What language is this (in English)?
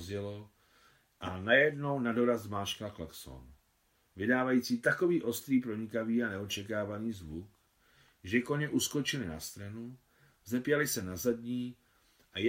Czech